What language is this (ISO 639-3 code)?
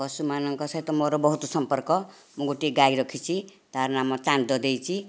ori